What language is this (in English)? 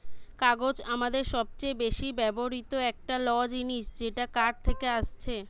Bangla